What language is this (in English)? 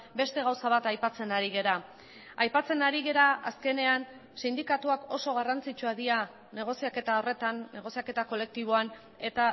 Basque